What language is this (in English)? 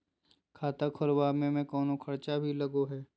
Magahi